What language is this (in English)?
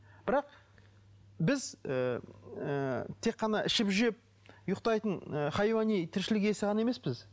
Kazakh